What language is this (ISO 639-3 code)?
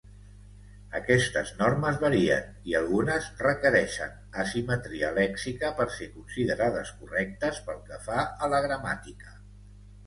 cat